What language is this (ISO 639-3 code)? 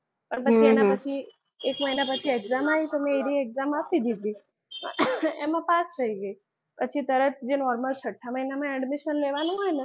guj